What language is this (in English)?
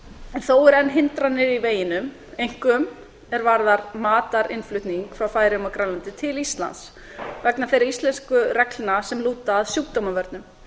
Icelandic